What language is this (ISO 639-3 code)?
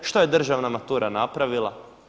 hrv